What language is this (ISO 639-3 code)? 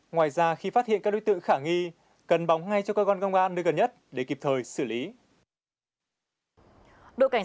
vie